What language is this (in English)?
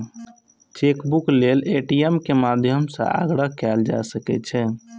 Maithili